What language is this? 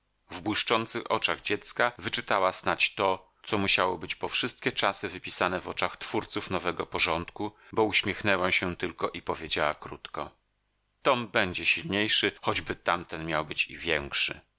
Polish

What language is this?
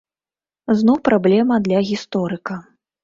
Belarusian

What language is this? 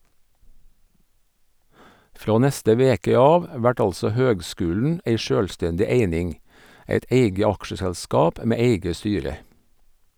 Norwegian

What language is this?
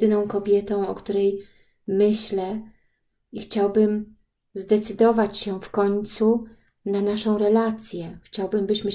Polish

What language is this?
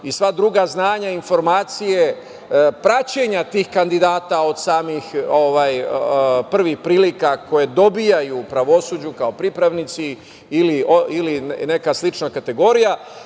Serbian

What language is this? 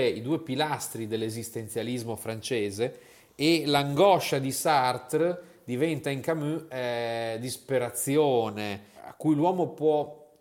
Italian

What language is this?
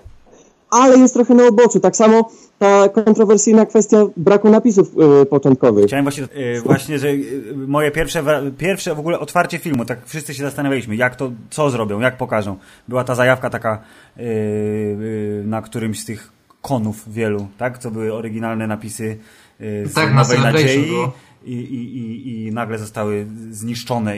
Polish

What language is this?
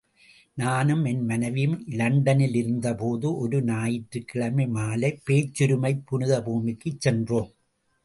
Tamil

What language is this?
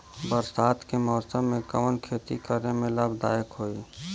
Bhojpuri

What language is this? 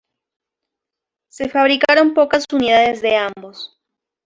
Spanish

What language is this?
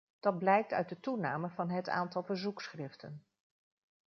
Dutch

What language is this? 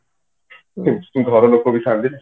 Odia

